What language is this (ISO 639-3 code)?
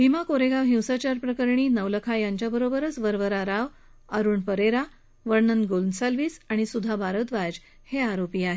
mar